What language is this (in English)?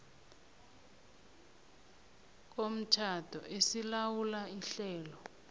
South Ndebele